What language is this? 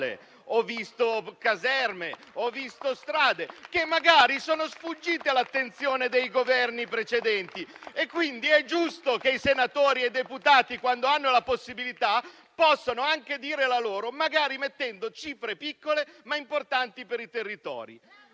Italian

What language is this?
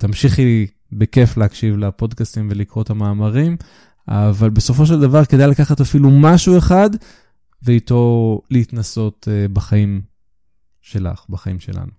Hebrew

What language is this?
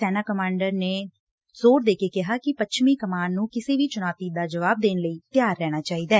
Punjabi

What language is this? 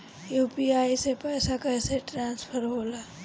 Bhojpuri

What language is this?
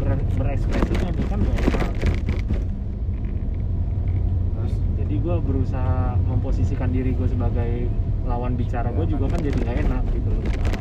Indonesian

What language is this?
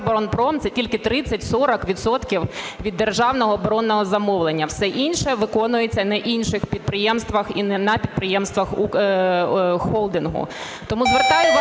Ukrainian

